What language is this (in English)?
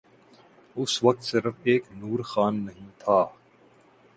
Urdu